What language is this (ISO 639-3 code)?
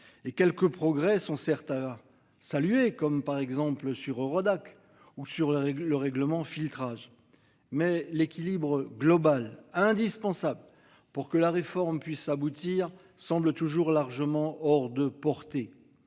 fra